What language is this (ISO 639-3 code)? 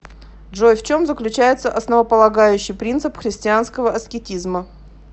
rus